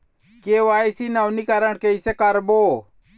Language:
Chhattisgarhi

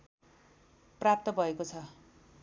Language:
Nepali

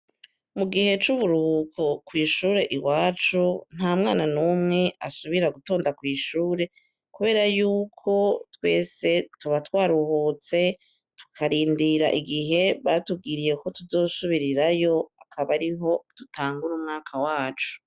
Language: Rundi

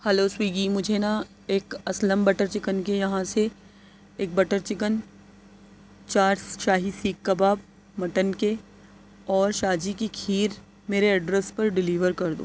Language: Urdu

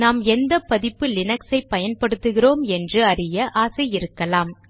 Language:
Tamil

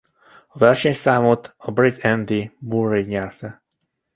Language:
Hungarian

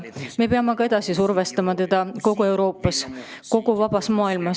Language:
Estonian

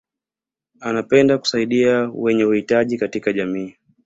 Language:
Swahili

